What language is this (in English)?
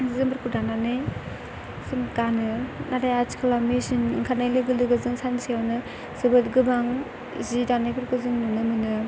Bodo